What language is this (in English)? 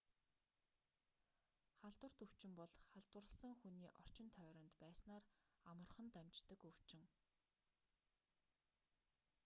Mongolian